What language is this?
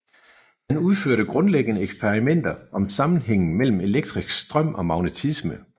Danish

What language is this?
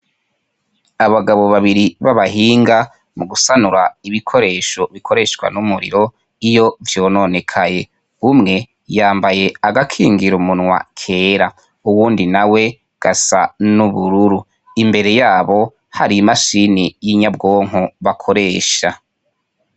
Rundi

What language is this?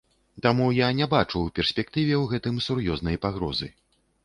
Belarusian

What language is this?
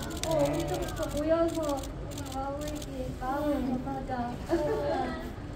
Korean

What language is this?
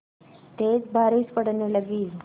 Hindi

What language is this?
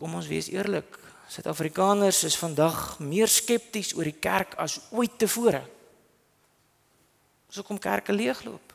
Dutch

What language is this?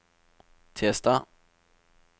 Norwegian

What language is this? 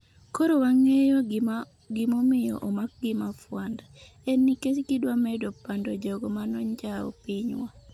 Luo (Kenya and Tanzania)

